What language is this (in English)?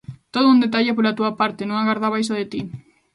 Galician